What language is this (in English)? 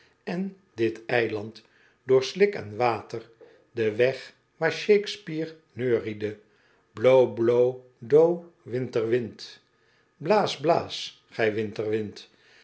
Dutch